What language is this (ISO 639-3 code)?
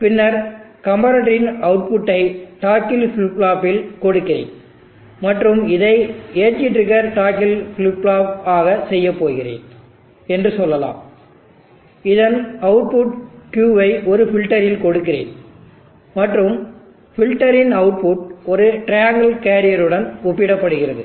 tam